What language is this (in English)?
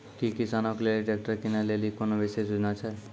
Maithili